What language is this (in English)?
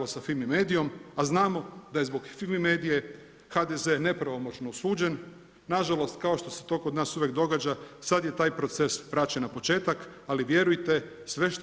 Croatian